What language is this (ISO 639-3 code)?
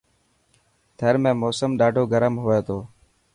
mki